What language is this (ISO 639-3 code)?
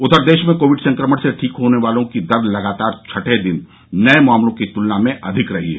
hin